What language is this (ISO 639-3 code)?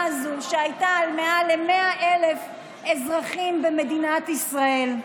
heb